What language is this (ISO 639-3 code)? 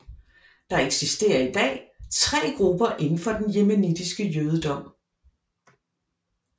dan